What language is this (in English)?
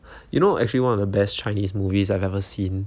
English